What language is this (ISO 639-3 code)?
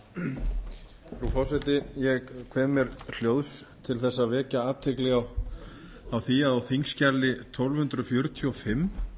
isl